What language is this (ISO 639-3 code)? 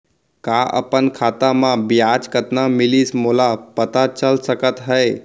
hne